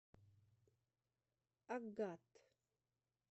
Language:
Russian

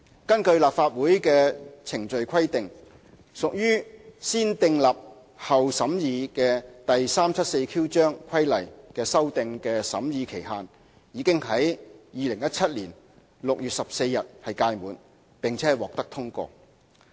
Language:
Cantonese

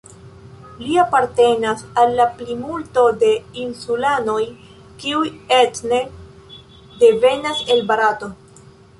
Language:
Esperanto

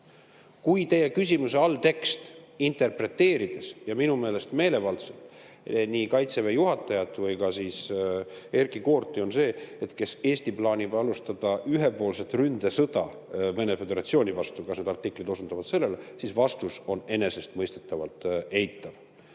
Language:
Estonian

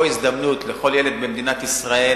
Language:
Hebrew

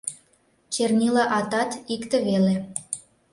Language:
Mari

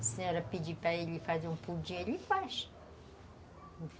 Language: Portuguese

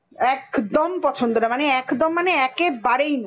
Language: Bangla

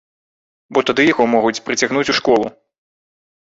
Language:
Belarusian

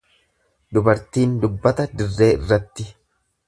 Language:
Oromo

